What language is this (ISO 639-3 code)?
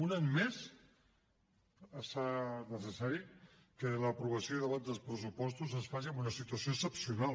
cat